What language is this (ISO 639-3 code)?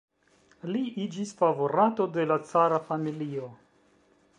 epo